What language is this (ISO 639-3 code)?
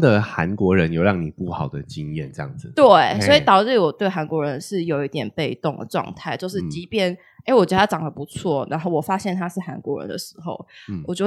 zho